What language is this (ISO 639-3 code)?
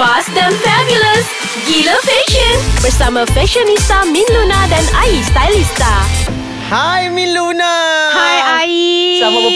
msa